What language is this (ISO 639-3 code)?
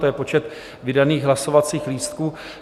ces